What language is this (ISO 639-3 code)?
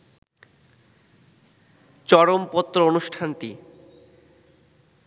ben